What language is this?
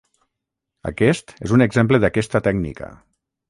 Catalan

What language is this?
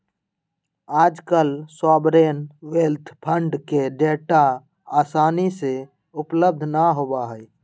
Magahi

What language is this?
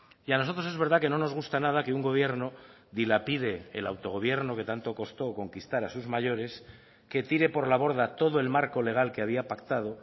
Spanish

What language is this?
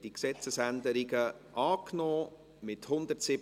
Swiss German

